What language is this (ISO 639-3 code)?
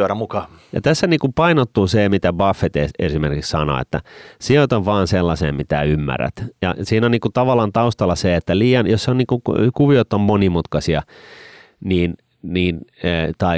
fin